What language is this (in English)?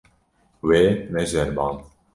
Kurdish